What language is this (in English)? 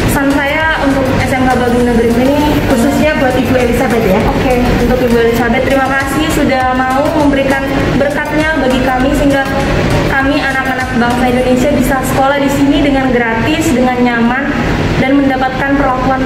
Indonesian